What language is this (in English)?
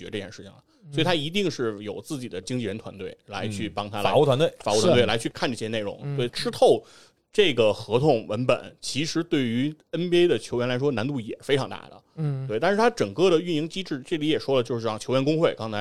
Chinese